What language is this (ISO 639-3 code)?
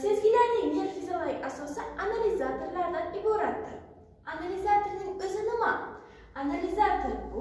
tur